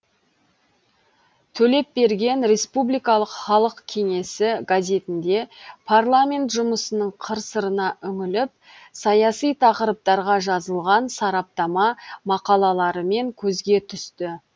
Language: Kazakh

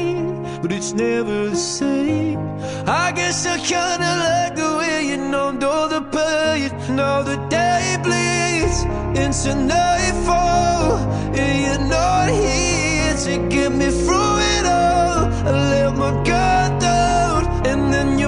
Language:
Indonesian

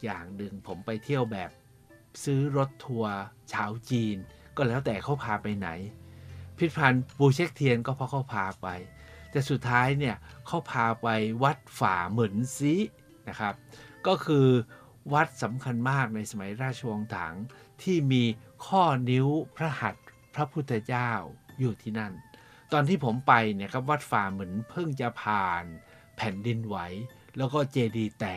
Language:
Thai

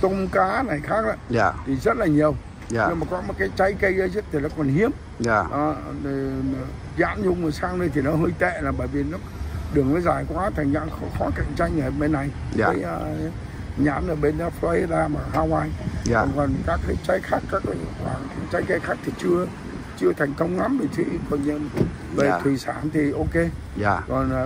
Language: Vietnamese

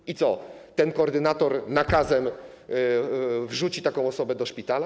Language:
Polish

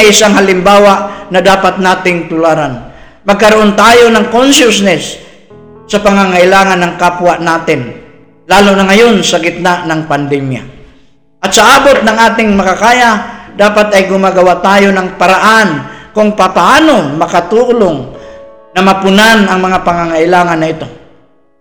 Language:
Filipino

